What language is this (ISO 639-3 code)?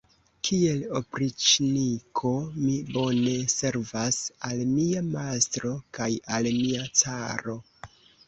epo